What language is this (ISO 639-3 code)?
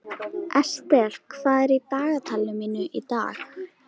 isl